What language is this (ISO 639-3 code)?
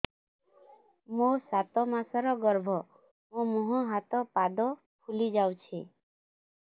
ori